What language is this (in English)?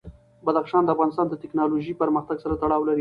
Pashto